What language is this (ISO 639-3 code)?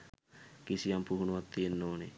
sin